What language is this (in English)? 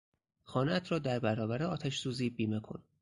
Persian